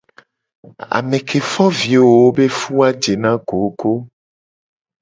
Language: Gen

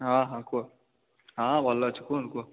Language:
Odia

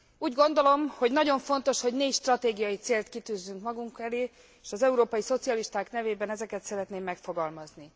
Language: Hungarian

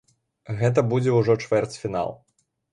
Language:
Belarusian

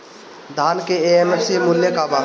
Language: Bhojpuri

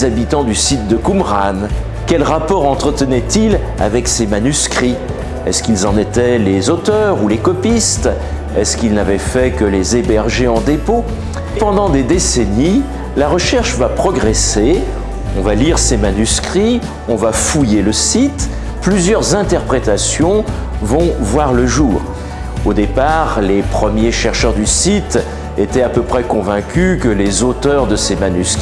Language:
French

